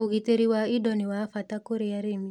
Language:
Kikuyu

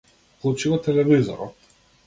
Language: Macedonian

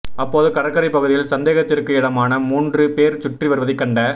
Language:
Tamil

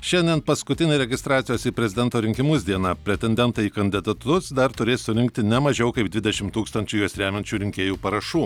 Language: Lithuanian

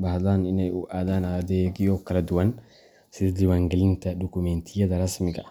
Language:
Somali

